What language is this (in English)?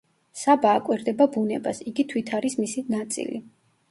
Georgian